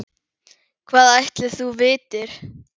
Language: Icelandic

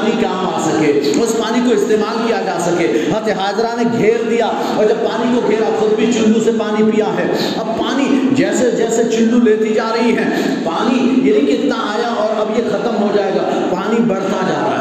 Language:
Urdu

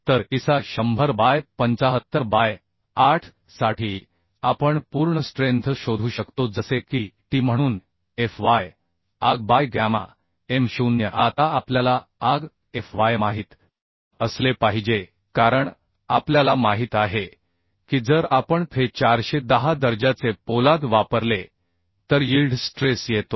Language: Marathi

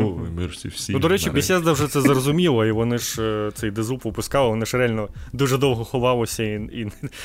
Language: Ukrainian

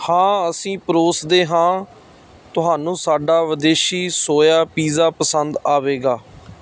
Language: Punjabi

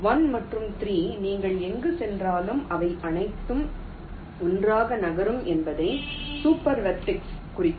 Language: Tamil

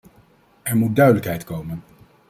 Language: Dutch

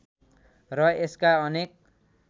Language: Nepali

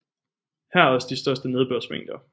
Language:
Danish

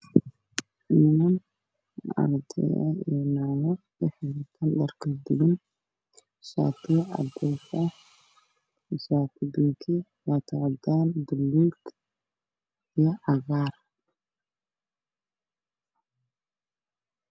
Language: Somali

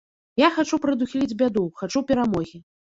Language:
Belarusian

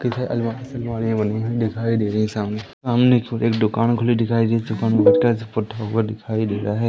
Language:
Hindi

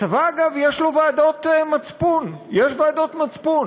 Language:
Hebrew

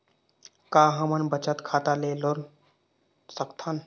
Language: Chhattisgarhi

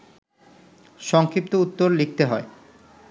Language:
Bangla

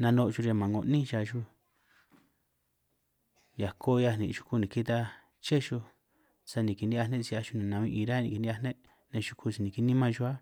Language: San Martín Itunyoso Triqui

